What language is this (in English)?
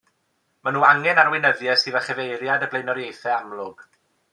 Welsh